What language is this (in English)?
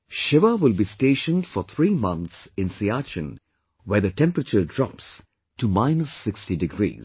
English